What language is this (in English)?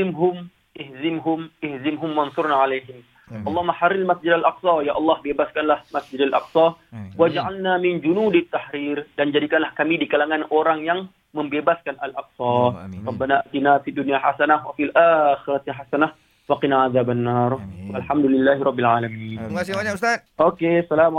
Malay